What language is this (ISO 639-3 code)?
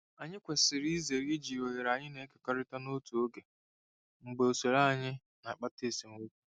ibo